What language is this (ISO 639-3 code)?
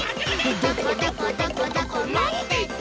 jpn